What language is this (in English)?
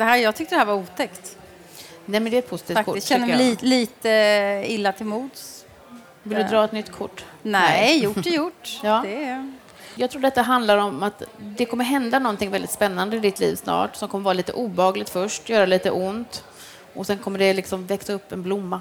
Swedish